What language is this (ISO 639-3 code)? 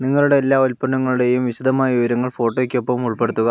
mal